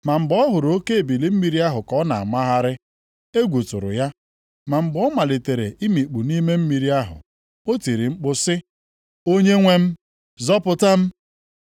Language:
Igbo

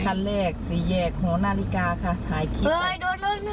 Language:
Thai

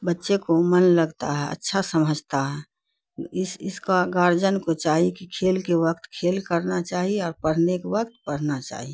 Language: Urdu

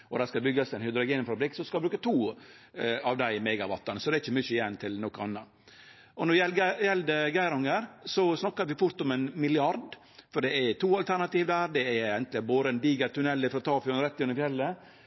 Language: Norwegian Nynorsk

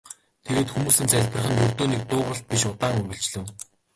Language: Mongolian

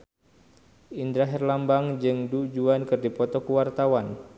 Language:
Sundanese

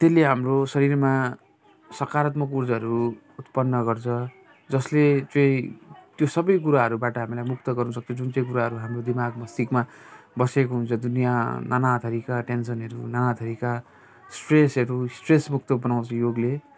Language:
Nepali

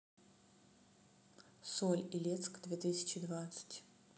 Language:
Russian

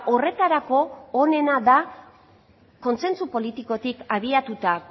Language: Basque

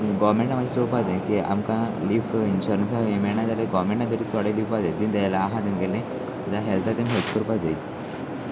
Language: Konkani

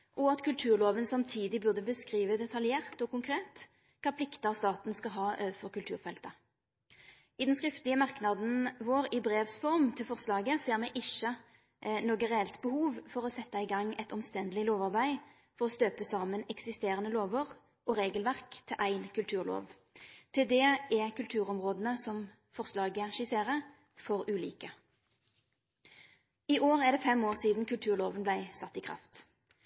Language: Norwegian Nynorsk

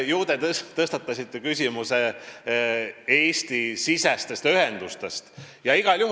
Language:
Estonian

